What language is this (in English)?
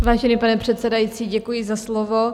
Czech